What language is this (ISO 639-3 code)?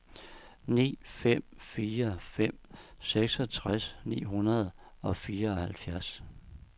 dan